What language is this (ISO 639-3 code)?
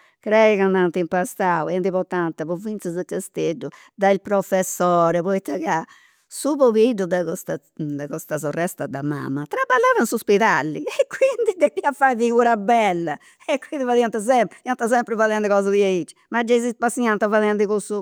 sro